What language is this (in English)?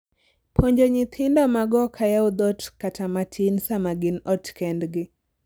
Luo (Kenya and Tanzania)